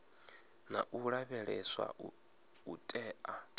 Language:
Venda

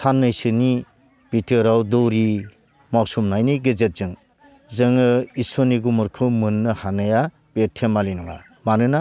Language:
Bodo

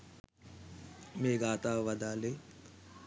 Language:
Sinhala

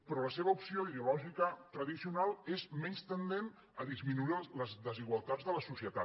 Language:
Catalan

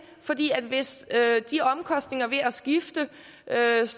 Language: Danish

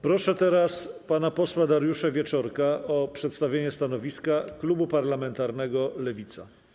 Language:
Polish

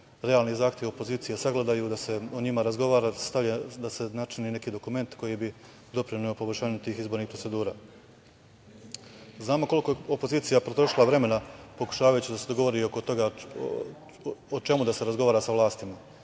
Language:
Serbian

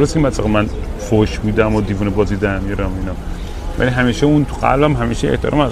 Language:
Persian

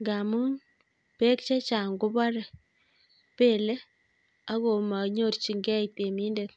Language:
Kalenjin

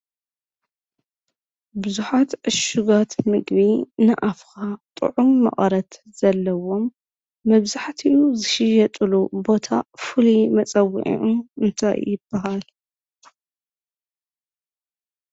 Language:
Tigrinya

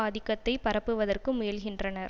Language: Tamil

